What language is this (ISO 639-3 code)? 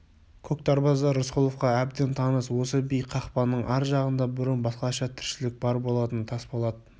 kaz